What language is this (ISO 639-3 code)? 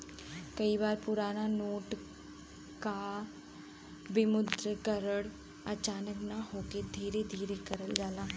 bho